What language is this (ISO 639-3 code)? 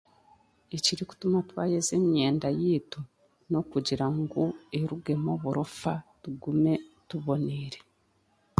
cgg